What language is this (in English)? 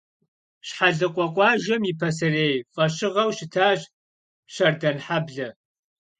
Kabardian